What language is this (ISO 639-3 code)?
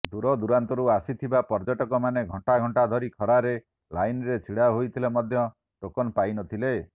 ori